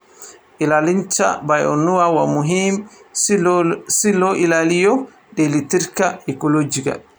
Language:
Somali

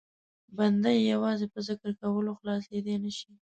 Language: Pashto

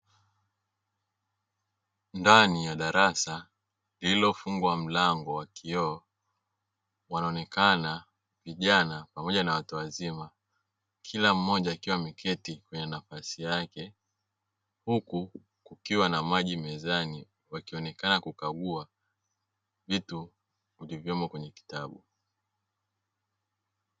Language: Swahili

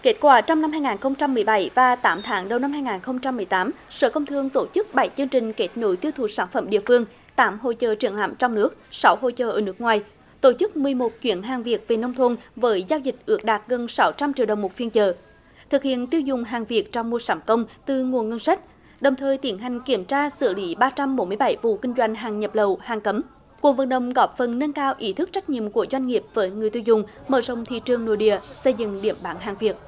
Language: Vietnamese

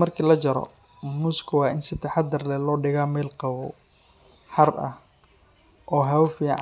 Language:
Somali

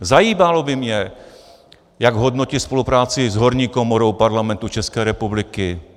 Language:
Czech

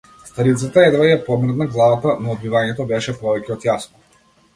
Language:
Macedonian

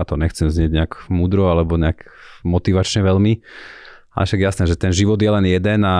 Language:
Slovak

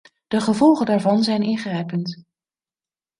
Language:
Dutch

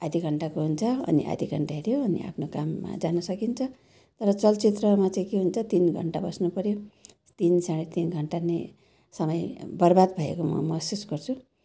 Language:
Nepali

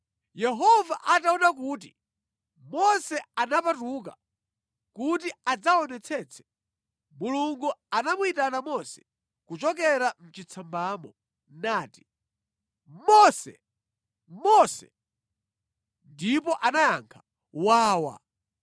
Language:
Nyanja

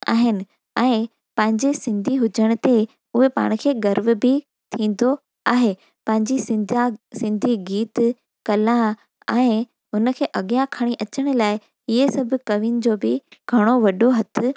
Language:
Sindhi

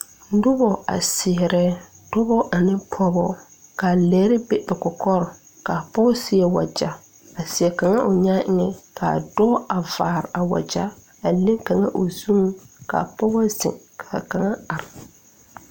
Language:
Southern Dagaare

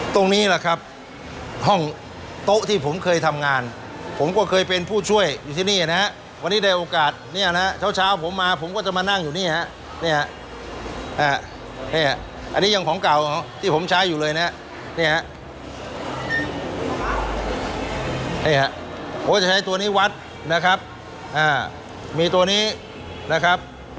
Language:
Thai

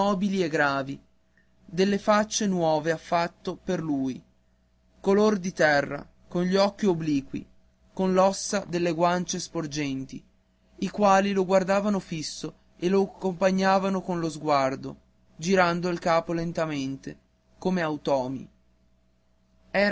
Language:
Italian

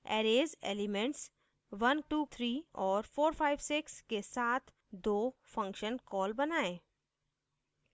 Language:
Hindi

